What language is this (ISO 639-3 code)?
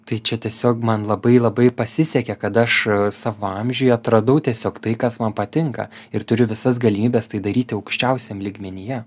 lit